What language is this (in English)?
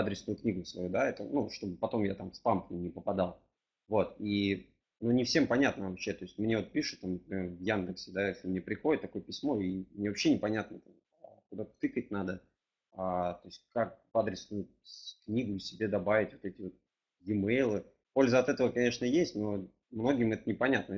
Russian